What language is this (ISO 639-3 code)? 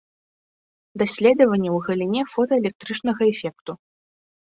bel